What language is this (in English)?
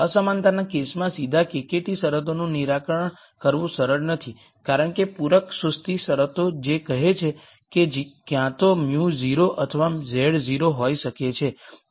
Gujarati